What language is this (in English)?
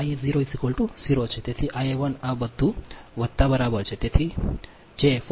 Gujarati